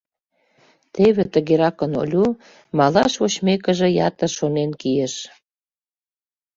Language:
Mari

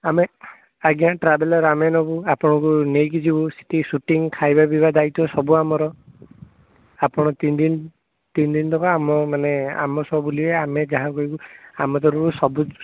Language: Odia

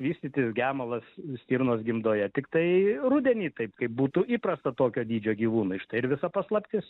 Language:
Lithuanian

